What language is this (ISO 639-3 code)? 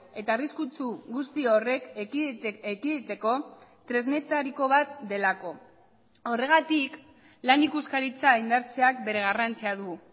eus